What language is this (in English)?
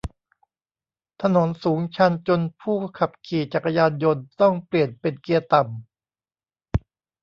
Thai